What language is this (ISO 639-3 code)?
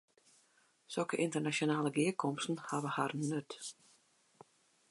fry